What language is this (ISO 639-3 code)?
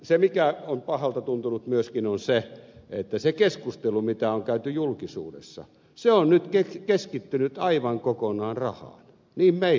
fin